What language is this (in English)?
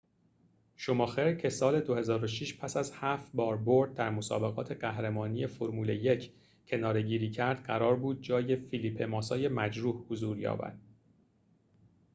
Persian